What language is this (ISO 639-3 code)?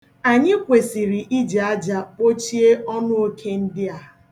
ibo